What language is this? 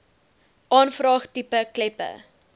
Afrikaans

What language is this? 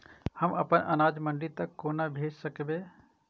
Maithili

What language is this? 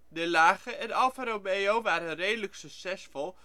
Dutch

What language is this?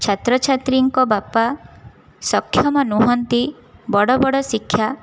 Odia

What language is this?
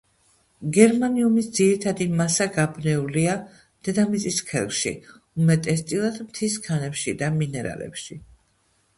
Georgian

